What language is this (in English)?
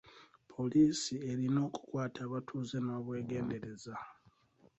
Ganda